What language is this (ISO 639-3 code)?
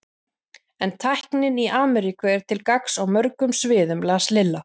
isl